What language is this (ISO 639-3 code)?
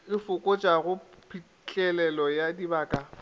nso